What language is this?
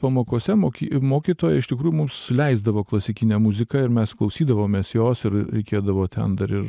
Lithuanian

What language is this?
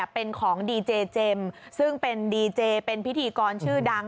Thai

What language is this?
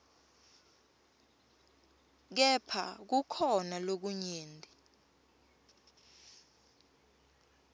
Swati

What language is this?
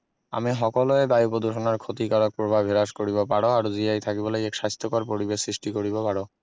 Assamese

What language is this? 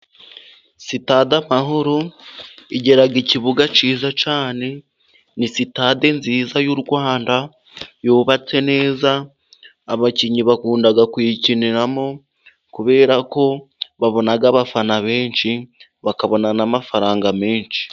Kinyarwanda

